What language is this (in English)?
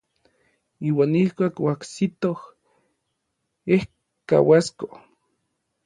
Orizaba Nahuatl